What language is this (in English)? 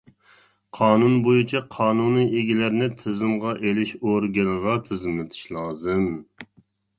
Uyghur